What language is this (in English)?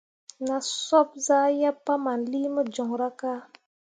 Mundang